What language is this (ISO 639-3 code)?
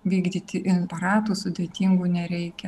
lit